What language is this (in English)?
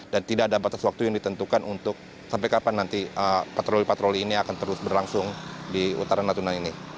Indonesian